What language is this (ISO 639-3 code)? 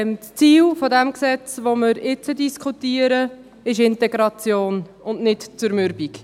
gsw